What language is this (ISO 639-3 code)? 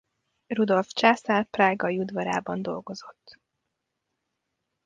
hun